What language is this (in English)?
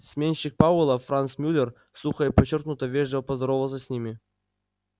Russian